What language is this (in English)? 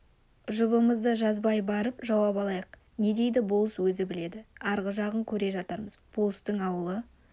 Kazakh